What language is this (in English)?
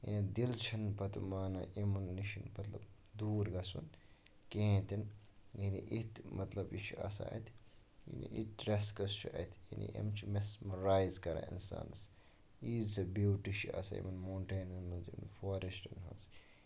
Kashmiri